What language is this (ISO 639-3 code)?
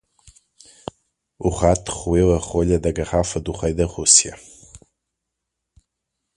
por